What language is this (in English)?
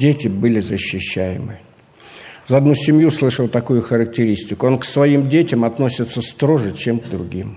Russian